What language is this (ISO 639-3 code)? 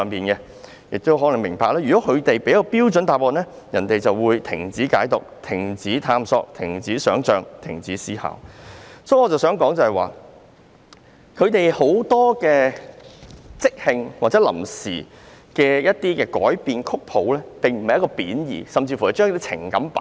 yue